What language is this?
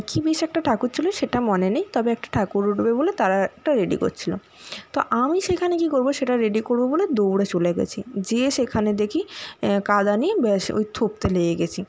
Bangla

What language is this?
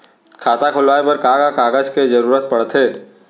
Chhattisgarhi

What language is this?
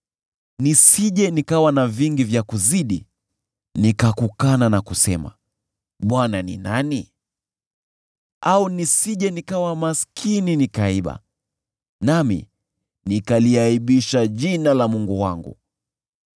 Swahili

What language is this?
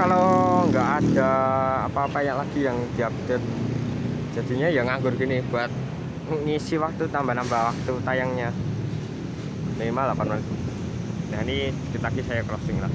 Indonesian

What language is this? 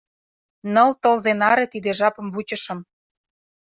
Mari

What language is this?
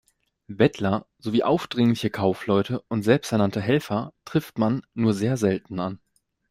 German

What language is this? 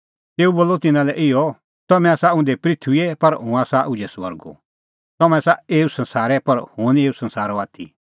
Kullu Pahari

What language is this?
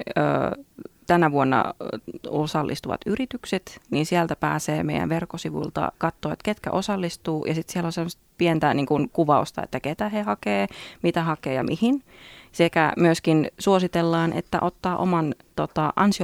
Finnish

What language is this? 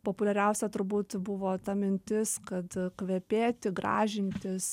Lithuanian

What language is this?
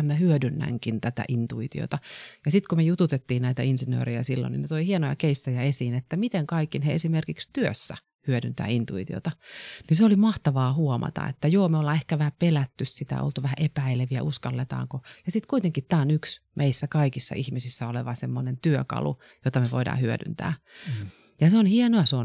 Finnish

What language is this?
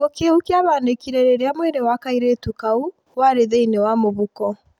Kikuyu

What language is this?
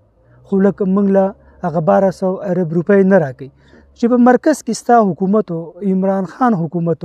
Arabic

